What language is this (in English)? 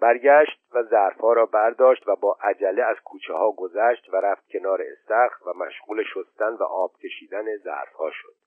Persian